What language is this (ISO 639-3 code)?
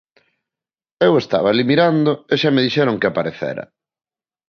glg